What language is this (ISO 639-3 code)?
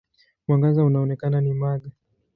swa